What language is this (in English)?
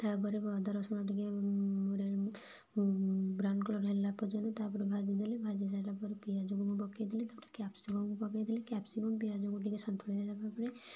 Odia